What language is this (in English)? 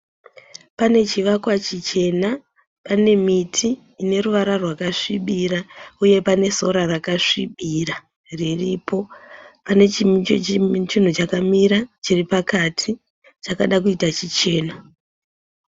Shona